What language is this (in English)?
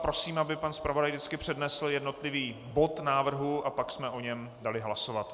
Czech